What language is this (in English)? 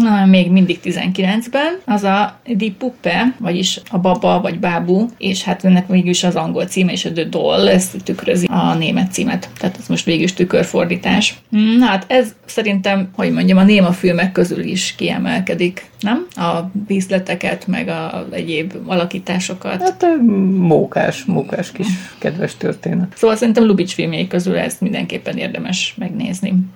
Hungarian